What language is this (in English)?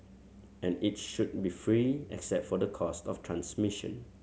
English